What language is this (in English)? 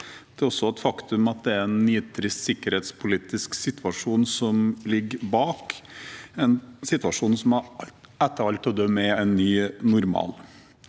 Norwegian